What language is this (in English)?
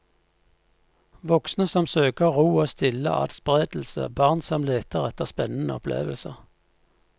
Norwegian